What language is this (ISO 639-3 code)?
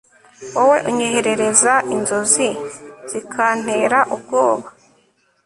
kin